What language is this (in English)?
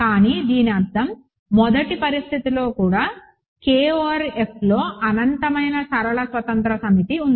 Telugu